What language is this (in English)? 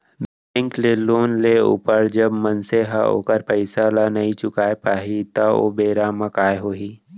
Chhattisgarhi